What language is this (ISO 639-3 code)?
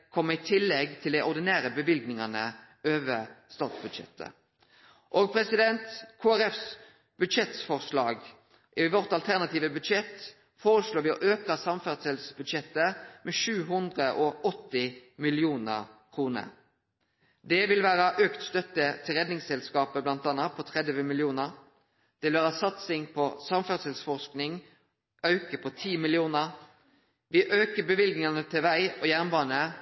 nno